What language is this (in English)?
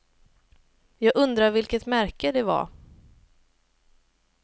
Swedish